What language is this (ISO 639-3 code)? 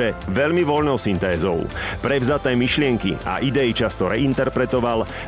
slk